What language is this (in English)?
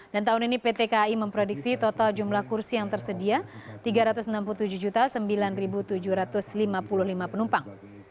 Indonesian